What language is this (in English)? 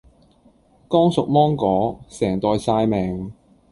Cantonese